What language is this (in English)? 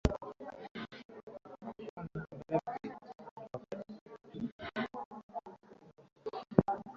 Swahili